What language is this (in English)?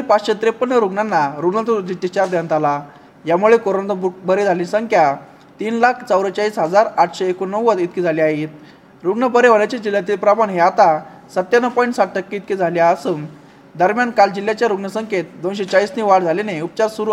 Marathi